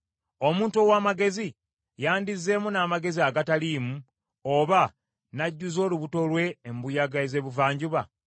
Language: Ganda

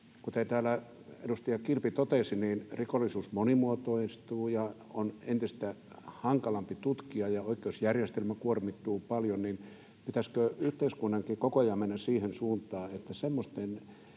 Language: Finnish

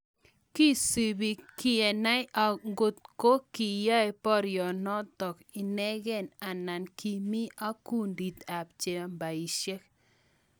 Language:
Kalenjin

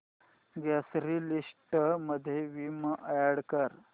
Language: Marathi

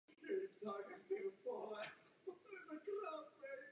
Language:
Czech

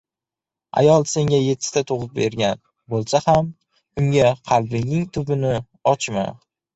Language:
Uzbek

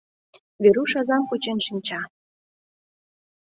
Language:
Mari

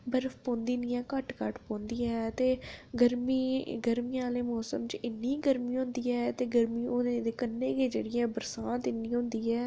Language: Dogri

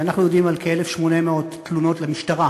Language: Hebrew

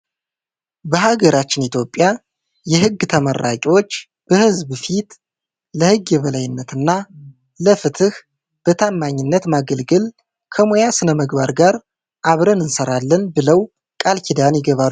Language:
Amharic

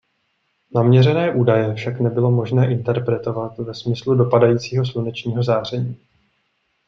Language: Czech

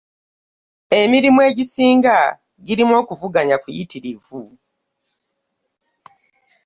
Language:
Ganda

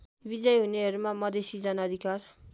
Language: Nepali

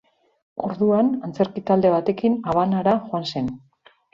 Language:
Basque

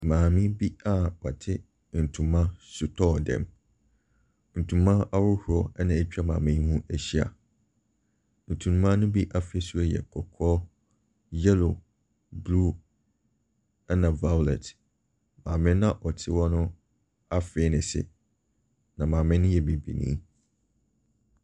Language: Akan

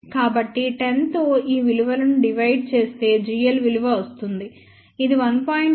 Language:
Telugu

